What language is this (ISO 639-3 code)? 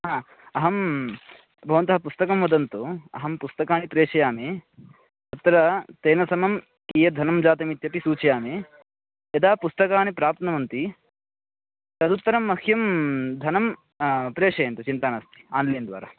san